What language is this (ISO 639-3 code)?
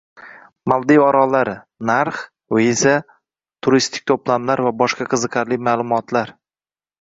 uzb